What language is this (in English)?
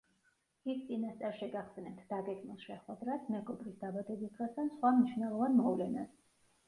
Georgian